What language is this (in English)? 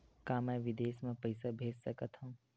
Chhattisgarhi